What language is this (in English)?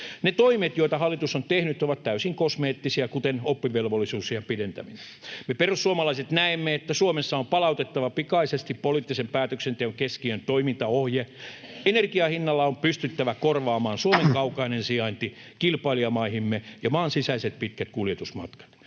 Finnish